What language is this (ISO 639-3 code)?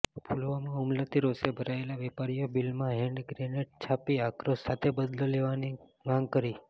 guj